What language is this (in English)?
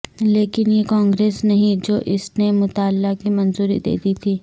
Urdu